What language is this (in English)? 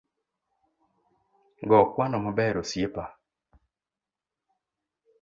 Luo (Kenya and Tanzania)